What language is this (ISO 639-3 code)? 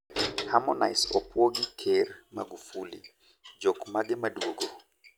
luo